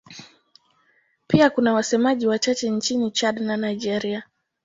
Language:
Swahili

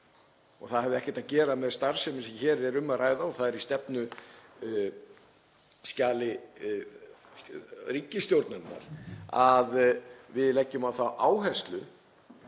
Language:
Icelandic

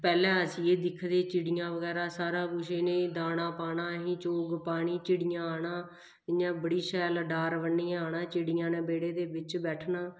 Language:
Dogri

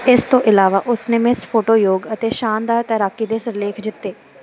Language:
Punjabi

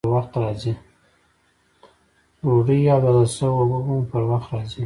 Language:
Pashto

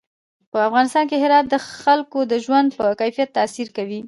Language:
Pashto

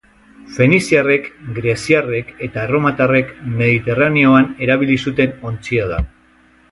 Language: Basque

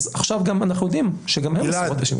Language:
Hebrew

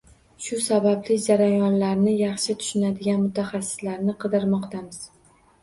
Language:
Uzbek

